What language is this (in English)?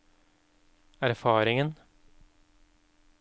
Norwegian